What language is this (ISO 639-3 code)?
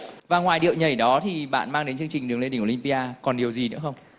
vie